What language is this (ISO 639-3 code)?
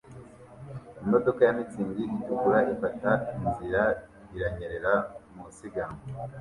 kin